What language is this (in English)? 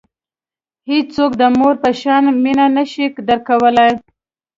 Pashto